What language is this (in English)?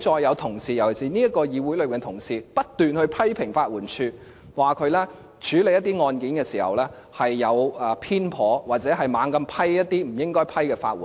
Cantonese